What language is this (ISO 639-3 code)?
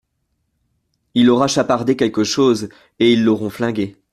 fra